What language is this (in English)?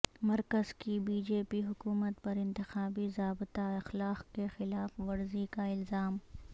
Urdu